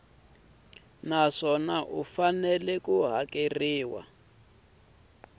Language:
Tsonga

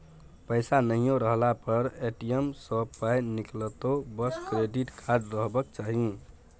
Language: Maithili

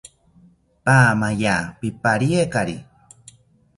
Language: South Ucayali Ashéninka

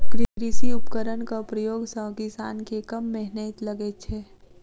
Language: Maithili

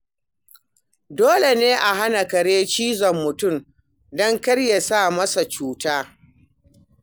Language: Hausa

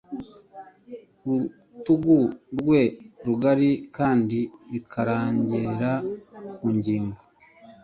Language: Kinyarwanda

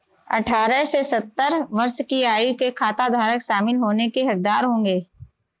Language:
Hindi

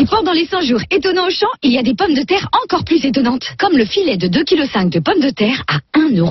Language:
French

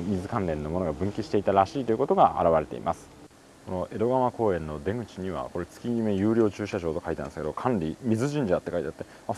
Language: Japanese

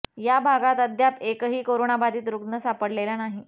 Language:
Marathi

